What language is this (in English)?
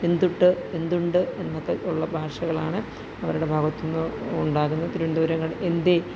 Malayalam